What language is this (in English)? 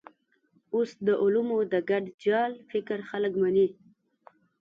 Pashto